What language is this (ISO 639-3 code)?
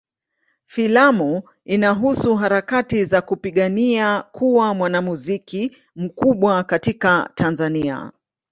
swa